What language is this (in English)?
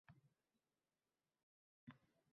Uzbek